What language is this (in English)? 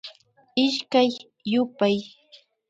Imbabura Highland Quichua